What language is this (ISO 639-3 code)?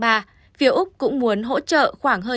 vie